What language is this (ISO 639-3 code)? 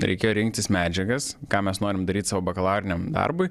lit